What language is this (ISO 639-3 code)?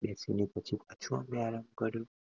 guj